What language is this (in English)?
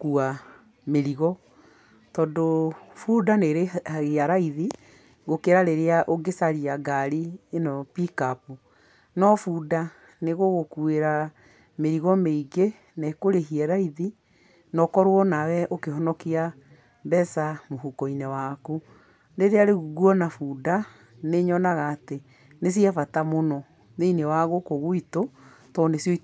Kikuyu